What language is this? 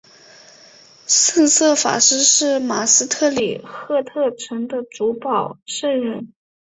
Chinese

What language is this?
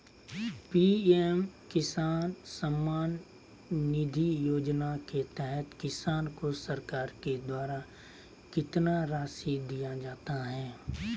Magahi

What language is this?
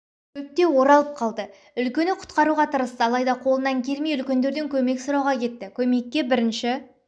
Kazakh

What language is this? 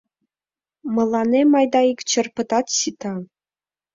Mari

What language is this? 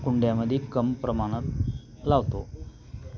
Marathi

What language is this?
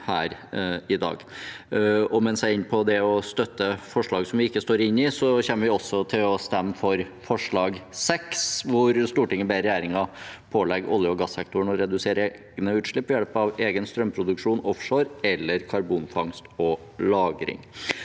Norwegian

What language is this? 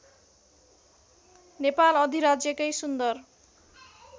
Nepali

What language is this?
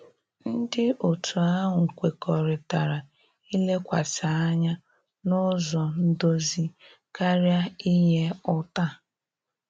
Igbo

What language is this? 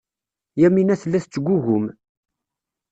Kabyle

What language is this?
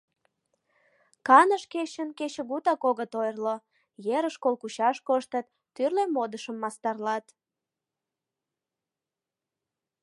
Mari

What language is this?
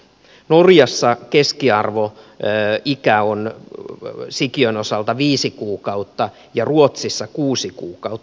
Finnish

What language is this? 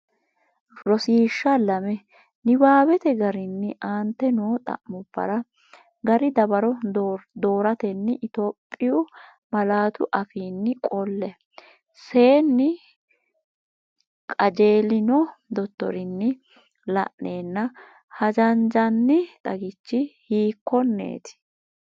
Sidamo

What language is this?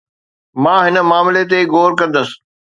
Sindhi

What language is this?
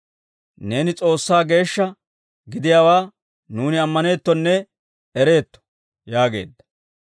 Dawro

